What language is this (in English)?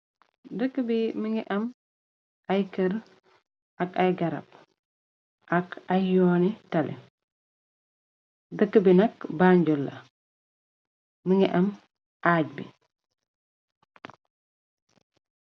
Wolof